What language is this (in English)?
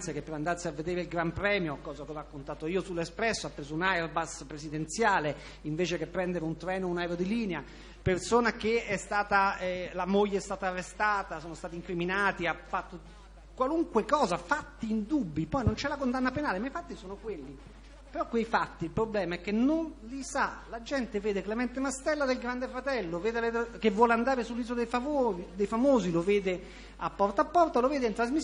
Italian